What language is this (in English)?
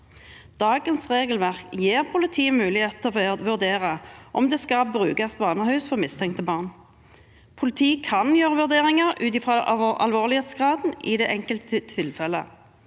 Norwegian